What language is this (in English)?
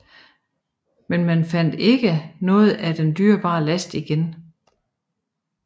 Danish